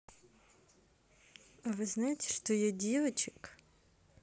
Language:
Russian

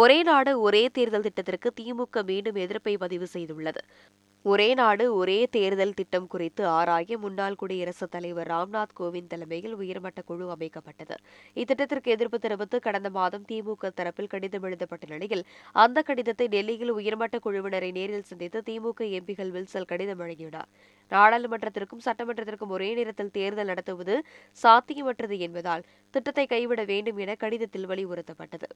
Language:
Tamil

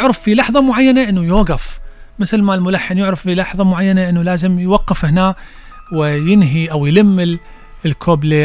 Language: Arabic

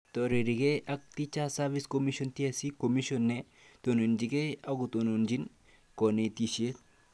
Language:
Kalenjin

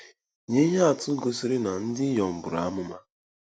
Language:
Igbo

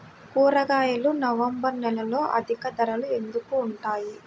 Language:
Telugu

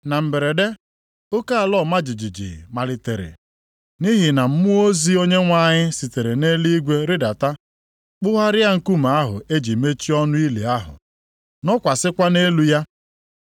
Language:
Igbo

